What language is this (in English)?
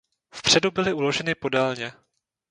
Czech